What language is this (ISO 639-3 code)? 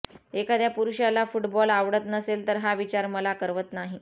mar